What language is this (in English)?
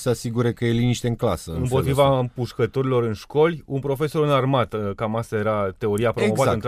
Romanian